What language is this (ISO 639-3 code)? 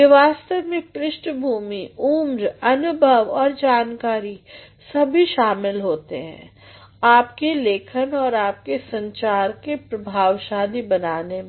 hin